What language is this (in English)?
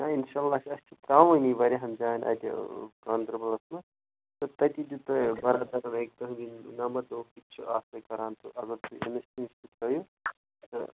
Kashmiri